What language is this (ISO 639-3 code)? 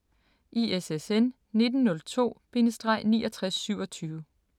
dan